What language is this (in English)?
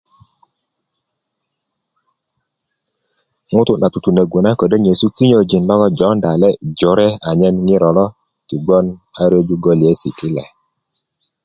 Kuku